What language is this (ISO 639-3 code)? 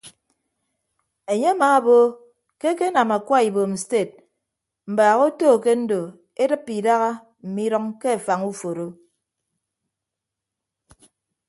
ibb